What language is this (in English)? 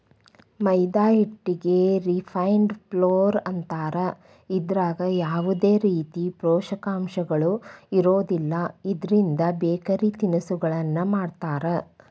Kannada